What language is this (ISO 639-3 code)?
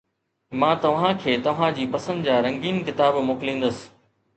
snd